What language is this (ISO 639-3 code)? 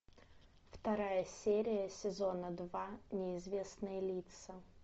rus